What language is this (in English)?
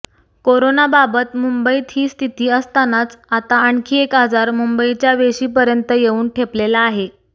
Marathi